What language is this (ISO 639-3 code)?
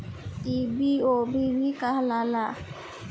bho